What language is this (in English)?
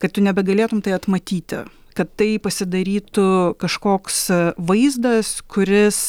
Lithuanian